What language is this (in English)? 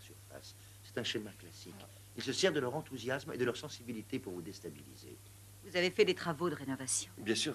French